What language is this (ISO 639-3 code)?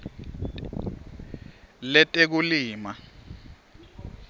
ssw